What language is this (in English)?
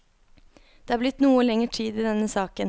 Norwegian